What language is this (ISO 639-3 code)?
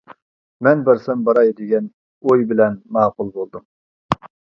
uig